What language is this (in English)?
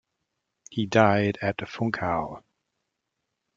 English